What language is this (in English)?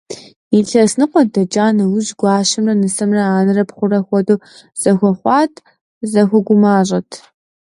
Kabardian